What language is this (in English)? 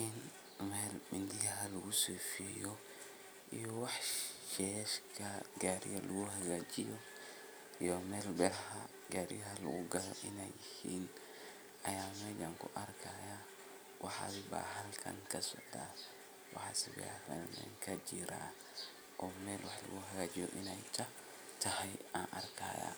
Somali